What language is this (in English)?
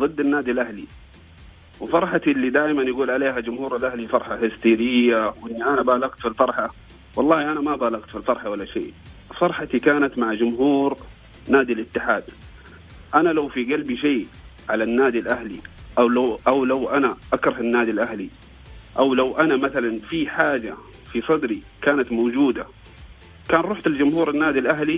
Arabic